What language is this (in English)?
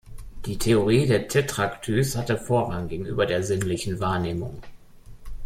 German